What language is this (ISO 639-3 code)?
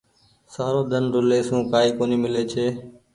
gig